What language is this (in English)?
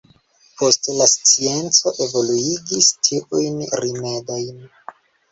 Esperanto